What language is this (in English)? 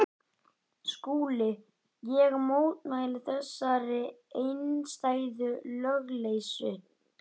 Icelandic